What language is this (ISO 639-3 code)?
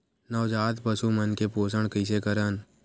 hne